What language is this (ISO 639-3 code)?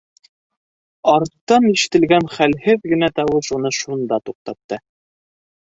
bak